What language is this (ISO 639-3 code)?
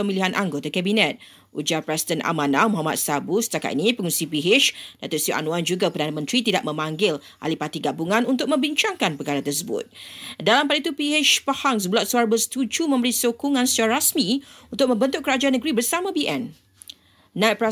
msa